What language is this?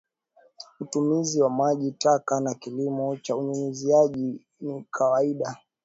Swahili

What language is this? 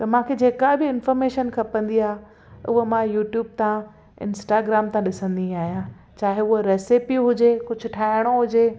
Sindhi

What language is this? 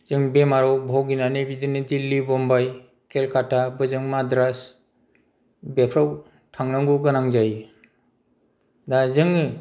Bodo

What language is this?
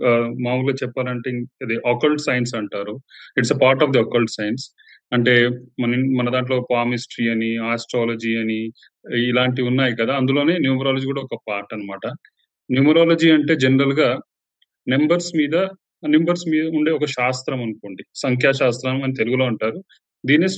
Telugu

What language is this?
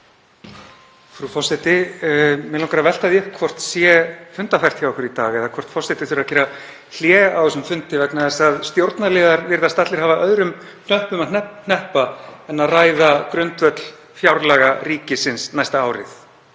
Icelandic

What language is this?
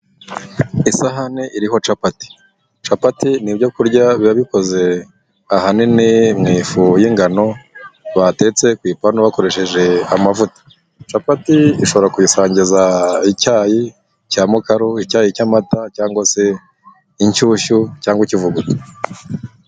Kinyarwanda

